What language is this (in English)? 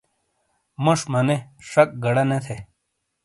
Shina